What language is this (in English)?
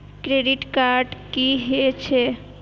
Maithili